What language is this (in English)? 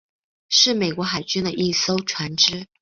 Chinese